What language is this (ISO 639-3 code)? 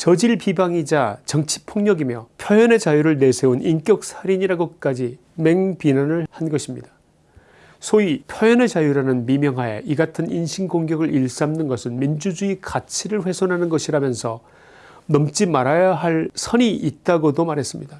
kor